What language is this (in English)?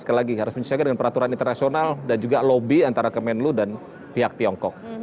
Indonesian